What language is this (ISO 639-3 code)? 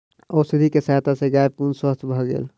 mai